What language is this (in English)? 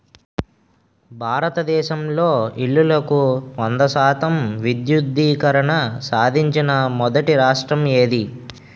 Telugu